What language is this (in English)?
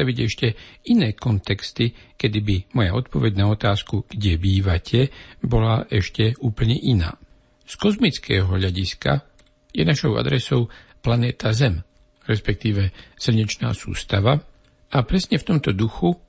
Slovak